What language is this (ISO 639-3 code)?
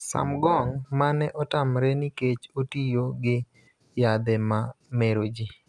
luo